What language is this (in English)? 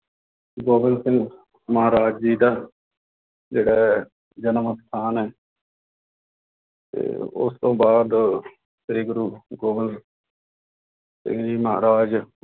Punjabi